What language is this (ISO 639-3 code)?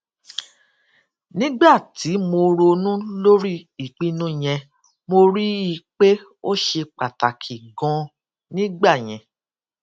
yor